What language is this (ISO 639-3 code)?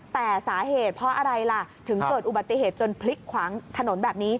tha